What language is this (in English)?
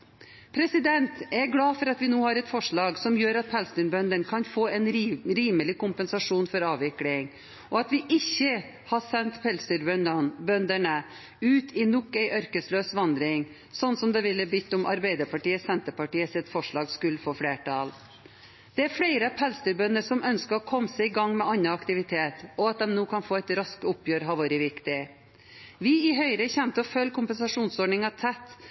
Norwegian Bokmål